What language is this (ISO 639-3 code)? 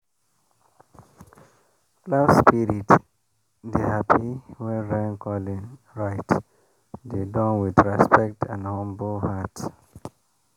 pcm